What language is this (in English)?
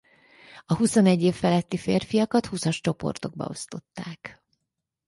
Hungarian